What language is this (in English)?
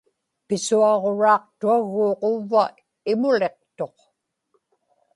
Inupiaq